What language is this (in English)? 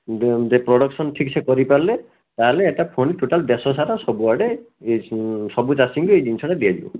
Odia